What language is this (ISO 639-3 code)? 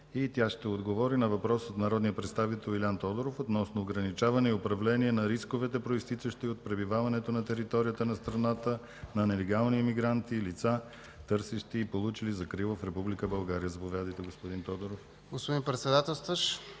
bul